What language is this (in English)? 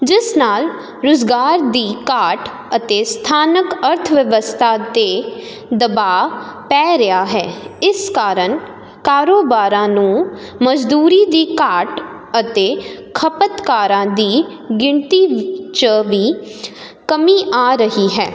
Punjabi